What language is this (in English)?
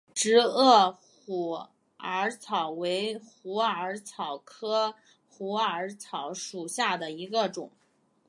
Chinese